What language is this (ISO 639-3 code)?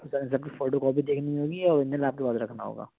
urd